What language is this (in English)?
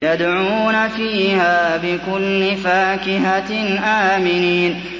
Arabic